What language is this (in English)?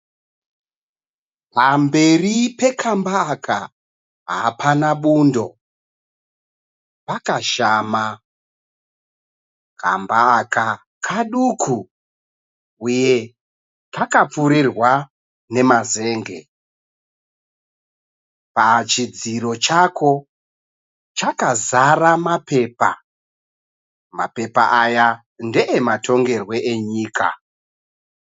Shona